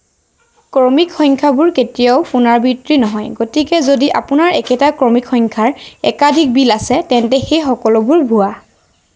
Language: Assamese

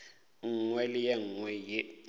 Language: Northern Sotho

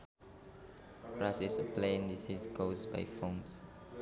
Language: Sundanese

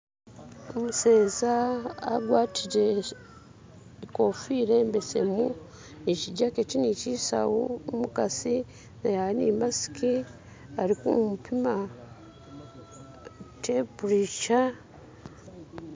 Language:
Masaaba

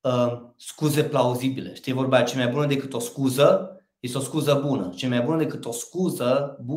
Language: Romanian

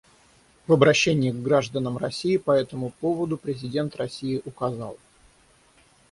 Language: Russian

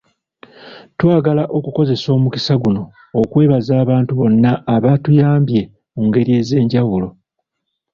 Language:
Ganda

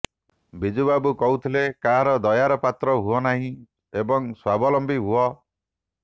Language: Odia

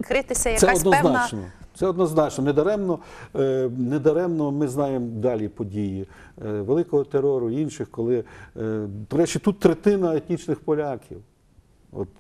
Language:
Ukrainian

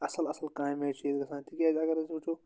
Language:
Kashmiri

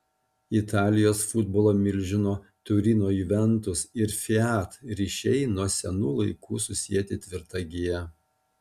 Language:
Lithuanian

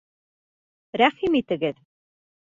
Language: Bashkir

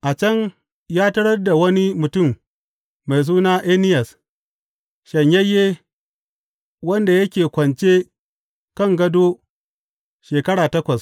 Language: Hausa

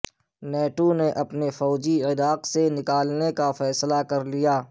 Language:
Urdu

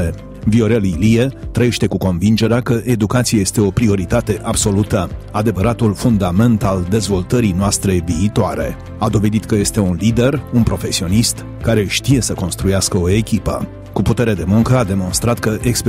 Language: Romanian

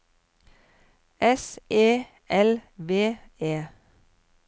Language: Norwegian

